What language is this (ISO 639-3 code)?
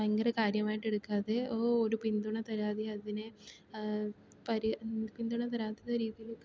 mal